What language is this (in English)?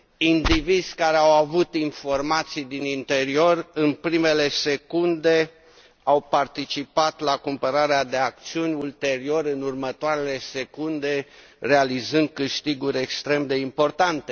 Romanian